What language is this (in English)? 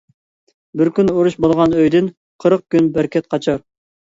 Uyghur